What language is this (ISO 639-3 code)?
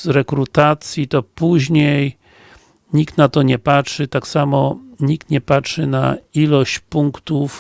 pol